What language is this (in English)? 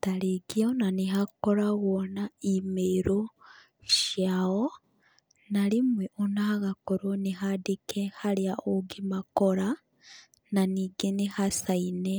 Kikuyu